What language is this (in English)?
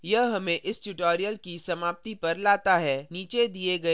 Hindi